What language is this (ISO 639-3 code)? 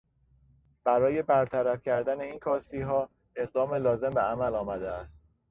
fas